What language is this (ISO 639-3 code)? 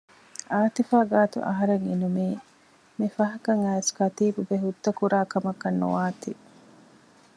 div